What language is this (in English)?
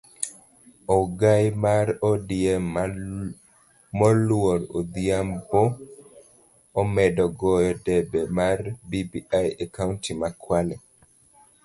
Luo (Kenya and Tanzania)